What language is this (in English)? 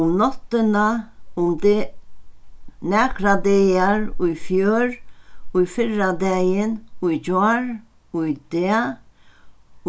Faroese